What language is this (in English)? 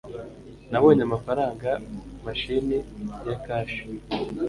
Kinyarwanda